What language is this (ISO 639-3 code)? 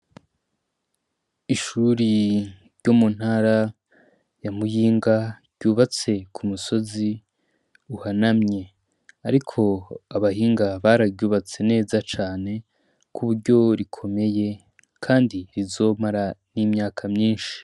run